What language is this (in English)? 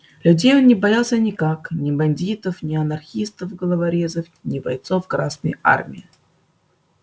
Russian